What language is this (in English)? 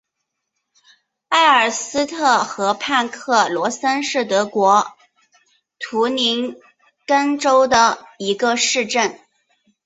Chinese